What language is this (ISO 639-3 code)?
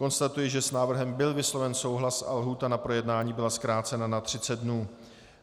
ces